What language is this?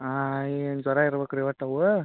Kannada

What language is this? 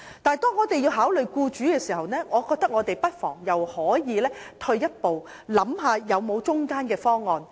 Cantonese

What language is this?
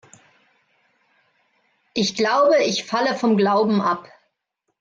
German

